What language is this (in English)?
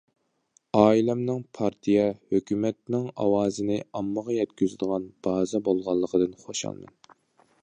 Uyghur